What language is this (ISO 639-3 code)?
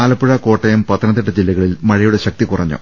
mal